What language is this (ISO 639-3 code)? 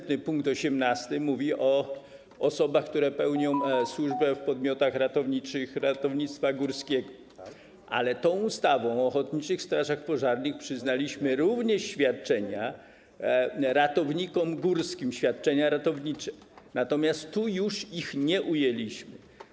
pol